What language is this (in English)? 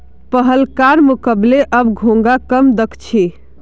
Magahi